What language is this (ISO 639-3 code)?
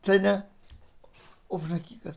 nep